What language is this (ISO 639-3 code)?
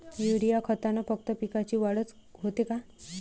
mar